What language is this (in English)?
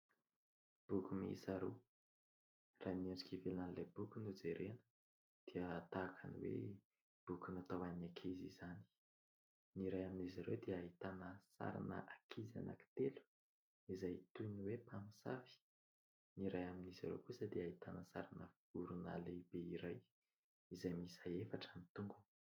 Malagasy